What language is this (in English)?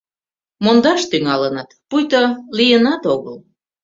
Mari